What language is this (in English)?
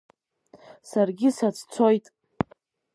Abkhazian